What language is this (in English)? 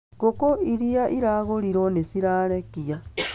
Kikuyu